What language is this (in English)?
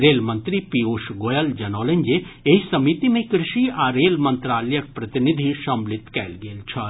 Maithili